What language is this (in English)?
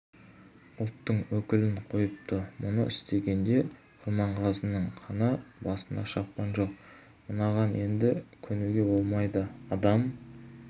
Kazakh